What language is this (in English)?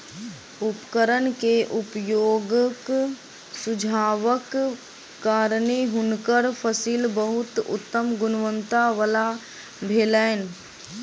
Maithili